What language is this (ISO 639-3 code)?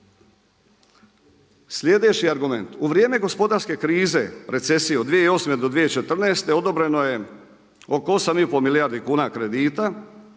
hrv